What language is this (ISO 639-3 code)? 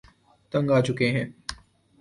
urd